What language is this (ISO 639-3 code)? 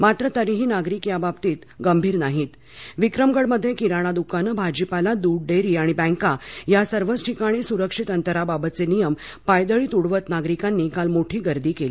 mar